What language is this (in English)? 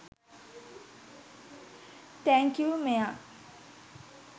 Sinhala